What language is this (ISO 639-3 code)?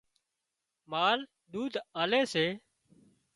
kxp